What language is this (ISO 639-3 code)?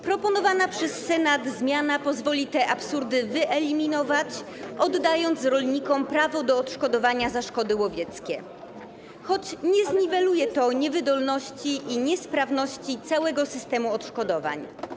pol